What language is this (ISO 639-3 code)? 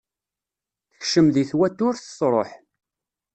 kab